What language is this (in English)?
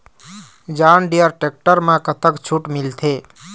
Chhattisgarhi